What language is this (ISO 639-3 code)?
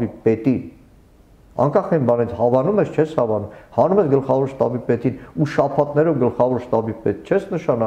tur